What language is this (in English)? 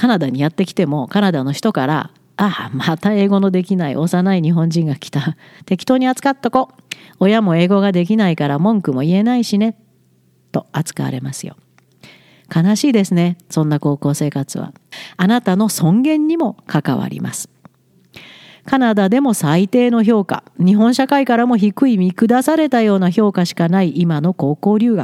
Japanese